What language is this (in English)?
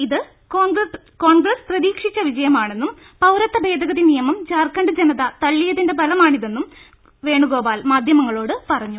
Malayalam